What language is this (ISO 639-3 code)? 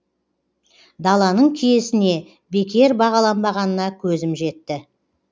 kaz